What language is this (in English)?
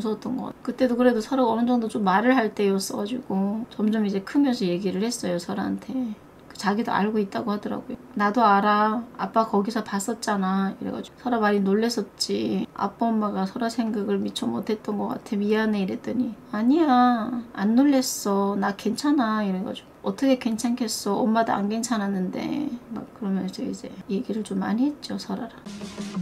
Korean